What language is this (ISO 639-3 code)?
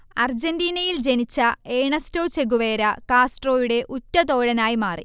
mal